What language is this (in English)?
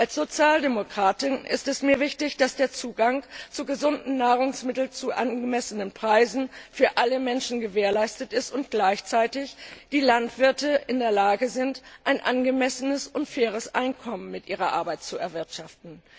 German